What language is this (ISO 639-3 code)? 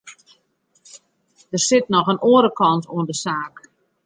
fry